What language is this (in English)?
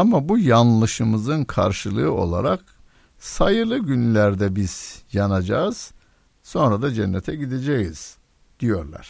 Turkish